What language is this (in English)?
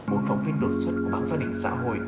Vietnamese